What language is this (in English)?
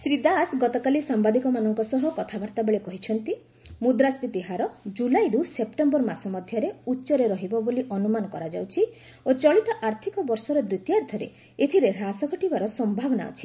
Odia